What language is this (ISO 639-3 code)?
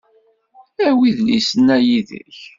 kab